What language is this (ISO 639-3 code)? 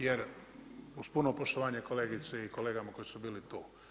hrv